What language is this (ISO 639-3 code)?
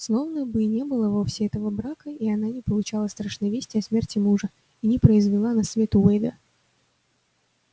rus